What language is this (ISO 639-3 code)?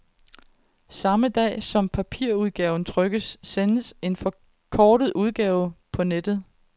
dan